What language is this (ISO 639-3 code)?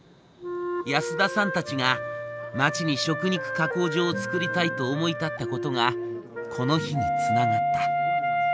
jpn